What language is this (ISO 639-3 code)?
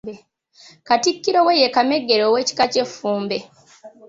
lug